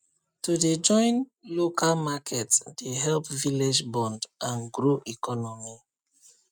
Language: Nigerian Pidgin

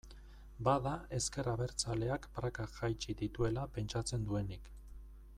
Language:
Basque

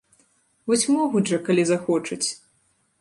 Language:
Belarusian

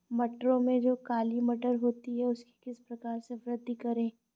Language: Hindi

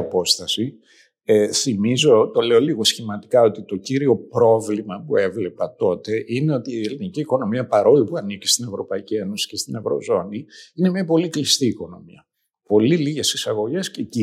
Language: Greek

